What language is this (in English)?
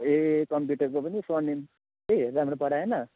Nepali